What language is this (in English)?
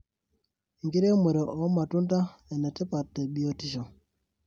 Masai